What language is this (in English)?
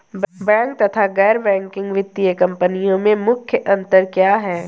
Hindi